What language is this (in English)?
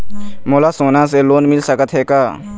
Chhattisgarhi